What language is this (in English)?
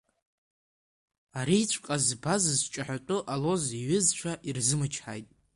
Abkhazian